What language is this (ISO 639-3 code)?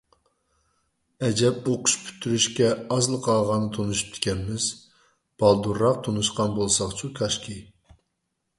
uig